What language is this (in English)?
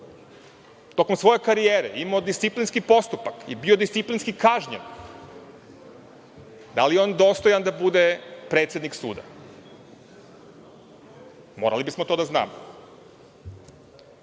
Serbian